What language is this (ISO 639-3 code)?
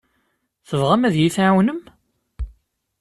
kab